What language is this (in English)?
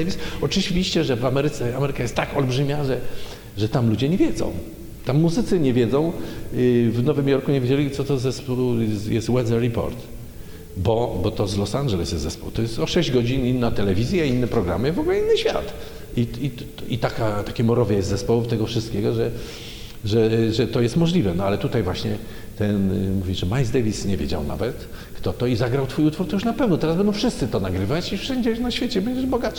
Polish